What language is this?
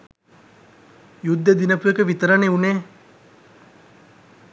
Sinhala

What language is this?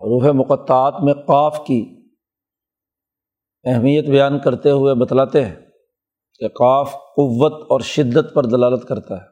Urdu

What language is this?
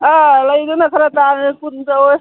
Manipuri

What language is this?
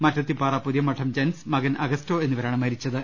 Malayalam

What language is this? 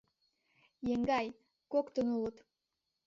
Mari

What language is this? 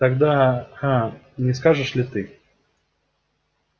Russian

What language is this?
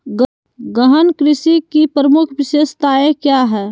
Magahi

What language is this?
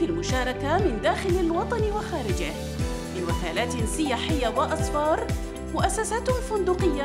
Arabic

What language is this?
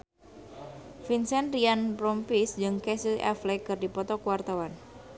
Sundanese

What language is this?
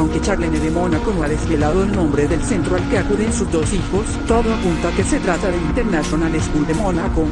Spanish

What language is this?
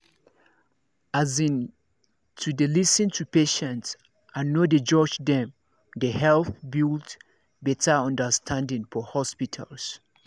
Nigerian Pidgin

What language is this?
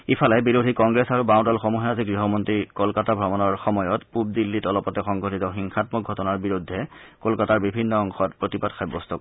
Assamese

